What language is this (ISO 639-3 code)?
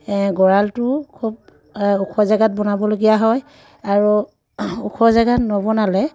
asm